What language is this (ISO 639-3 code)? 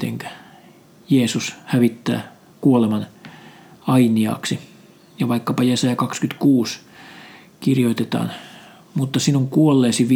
fin